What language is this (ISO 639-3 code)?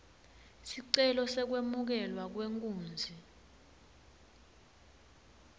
ssw